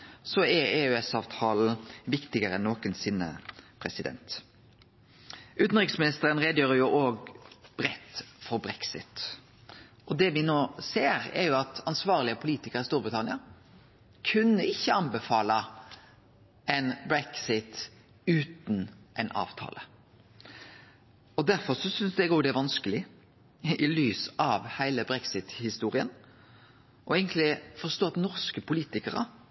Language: Norwegian Nynorsk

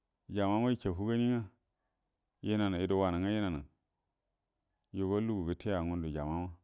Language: Buduma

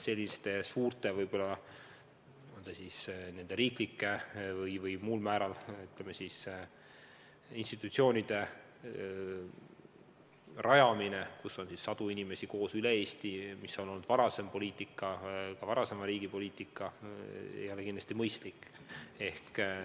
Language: Estonian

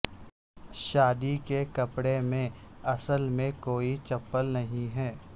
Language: Urdu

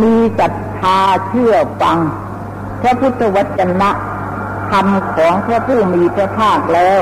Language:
Thai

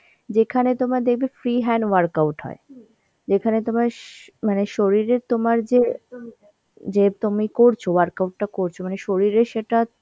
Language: Bangla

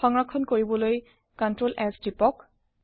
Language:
Assamese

